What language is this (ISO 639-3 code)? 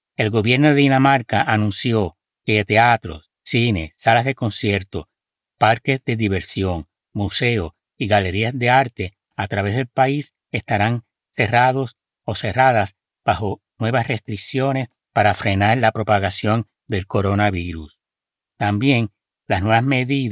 spa